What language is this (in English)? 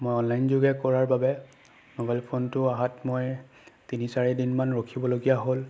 Assamese